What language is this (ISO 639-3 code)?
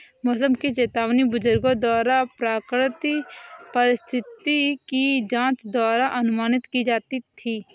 hin